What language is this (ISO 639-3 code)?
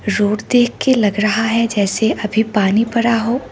hin